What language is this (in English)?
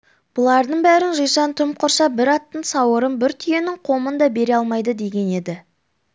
Kazakh